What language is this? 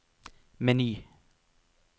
Norwegian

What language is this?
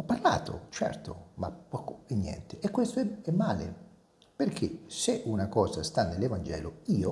Italian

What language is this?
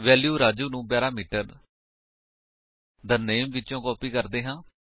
Punjabi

